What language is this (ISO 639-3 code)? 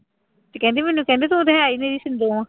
pan